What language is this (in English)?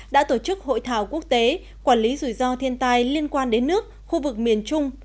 Vietnamese